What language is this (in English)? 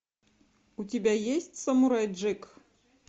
Russian